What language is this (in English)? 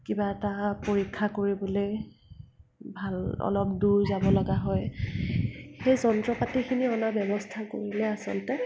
Assamese